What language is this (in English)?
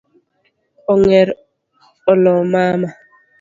Luo (Kenya and Tanzania)